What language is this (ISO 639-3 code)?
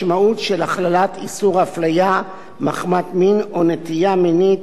heb